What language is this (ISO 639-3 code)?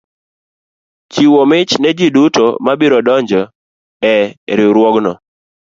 luo